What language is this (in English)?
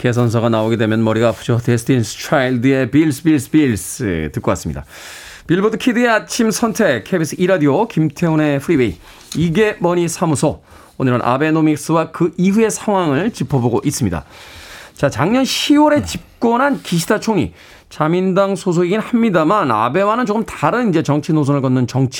Korean